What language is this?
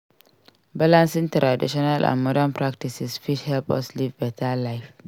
Nigerian Pidgin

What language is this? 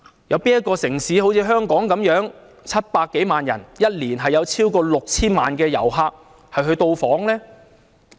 Cantonese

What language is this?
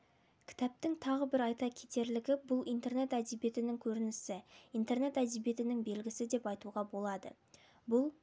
Kazakh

